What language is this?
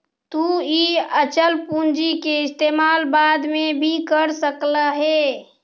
Magahi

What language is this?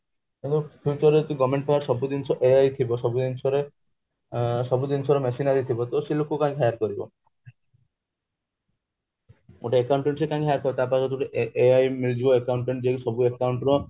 Odia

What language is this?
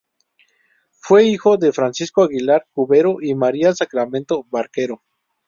Spanish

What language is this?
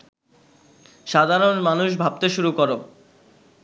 Bangla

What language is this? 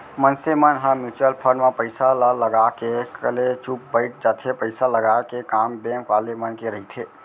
Chhattisgarhi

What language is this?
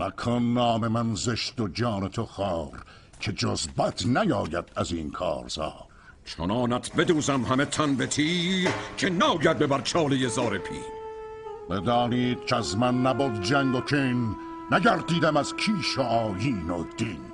Persian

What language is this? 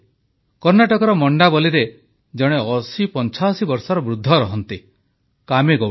Odia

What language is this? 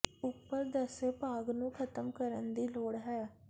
Punjabi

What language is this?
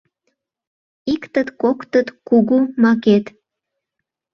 Mari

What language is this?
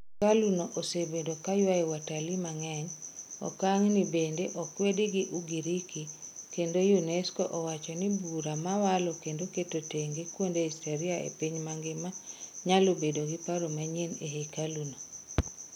Luo (Kenya and Tanzania)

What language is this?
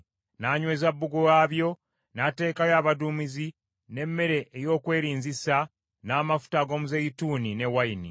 Ganda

